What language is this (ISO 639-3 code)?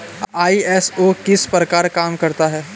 hin